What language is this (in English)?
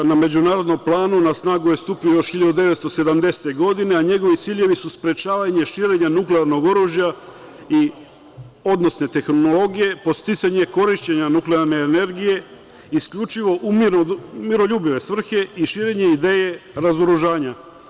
Serbian